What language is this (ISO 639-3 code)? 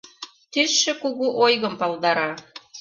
chm